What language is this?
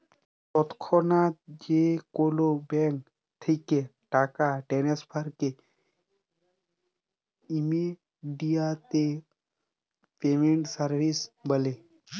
Bangla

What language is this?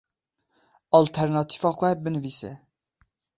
Kurdish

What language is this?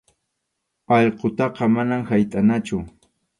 Arequipa-La Unión Quechua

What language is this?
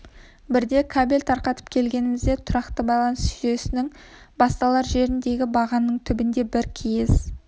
Kazakh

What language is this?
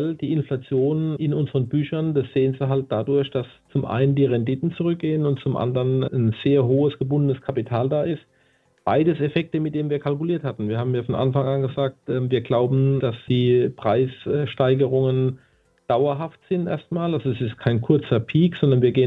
German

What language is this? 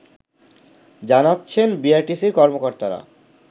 Bangla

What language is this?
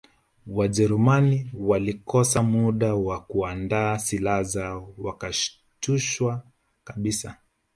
Swahili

